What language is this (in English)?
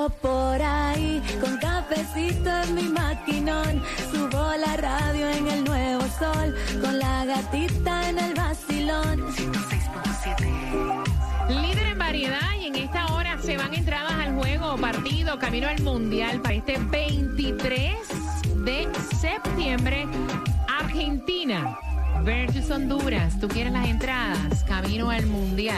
Spanish